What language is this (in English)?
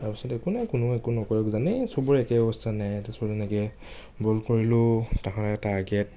Assamese